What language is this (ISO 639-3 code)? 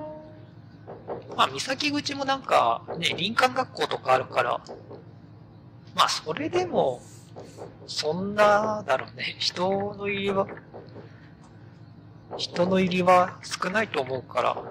jpn